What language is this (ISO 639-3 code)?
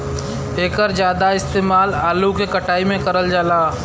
bho